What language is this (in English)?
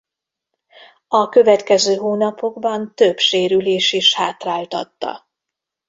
Hungarian